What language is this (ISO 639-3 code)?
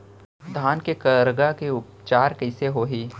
hne